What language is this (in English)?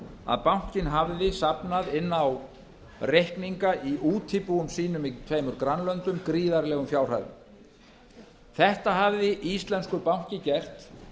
Icelandic